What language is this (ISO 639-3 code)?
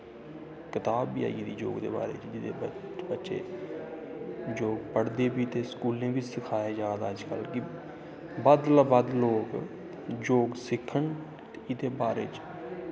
doi